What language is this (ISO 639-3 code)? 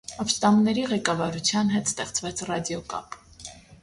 hye